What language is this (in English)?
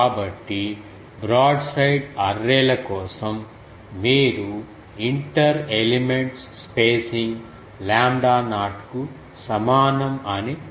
Telugu